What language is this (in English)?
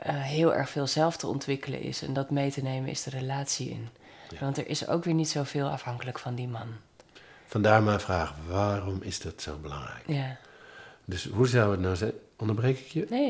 Dutch